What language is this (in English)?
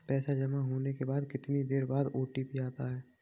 Hindi